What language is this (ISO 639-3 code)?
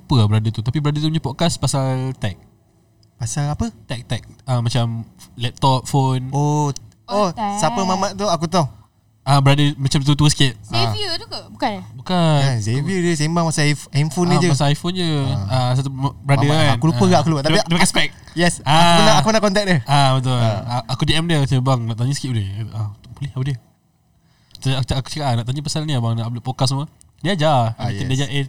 msa